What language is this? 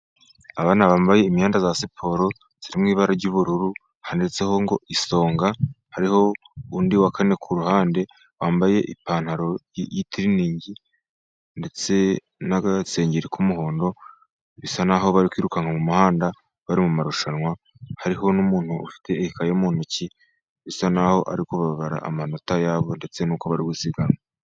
Kinyarwanda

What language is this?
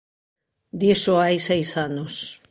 Galician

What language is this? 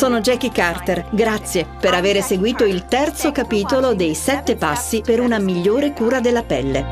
Italian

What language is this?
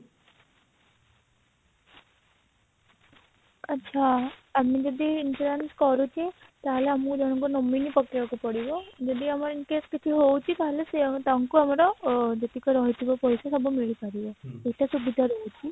Odia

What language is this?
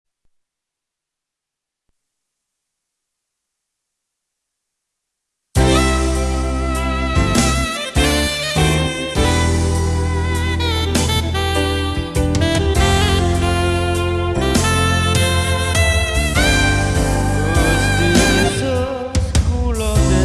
Indonesian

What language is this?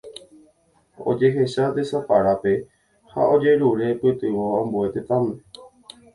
Guarani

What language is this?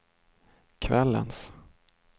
Swedish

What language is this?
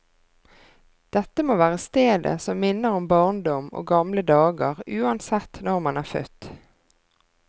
Norwegian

